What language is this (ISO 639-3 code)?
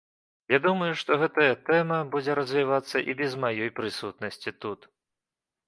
bel